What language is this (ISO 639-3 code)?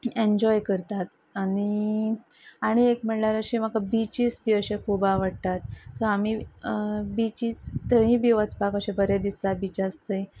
kok